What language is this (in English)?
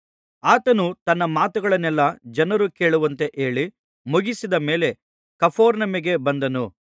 Kannada